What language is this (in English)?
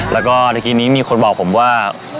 Thai